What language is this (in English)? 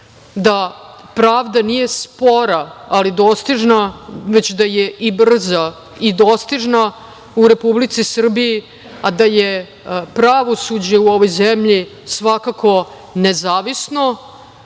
Serbian